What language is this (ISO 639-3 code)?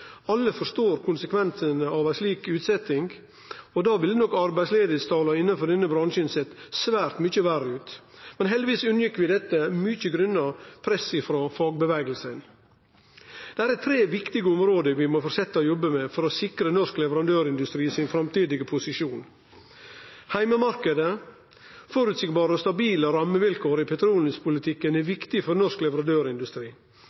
nno